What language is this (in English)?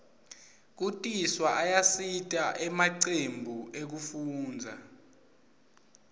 Swati